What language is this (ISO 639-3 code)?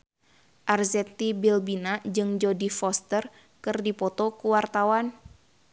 sun